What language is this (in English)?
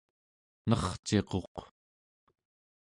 Central Yupik